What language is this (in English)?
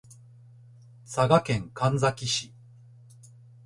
Japanese